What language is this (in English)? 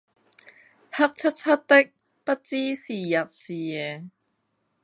Cantonese